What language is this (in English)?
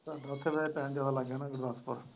Punjabi